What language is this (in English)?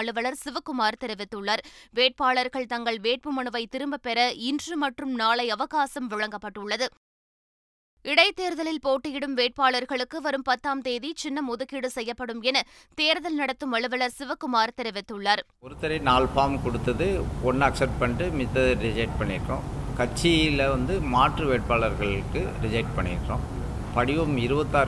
Tamil